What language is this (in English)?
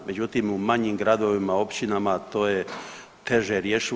Croatian